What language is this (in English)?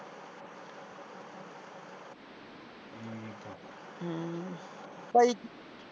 Punjabi